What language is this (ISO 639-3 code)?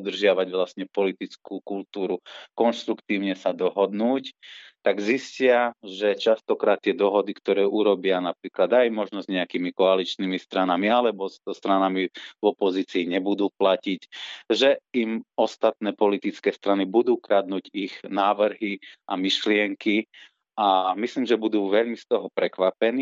slk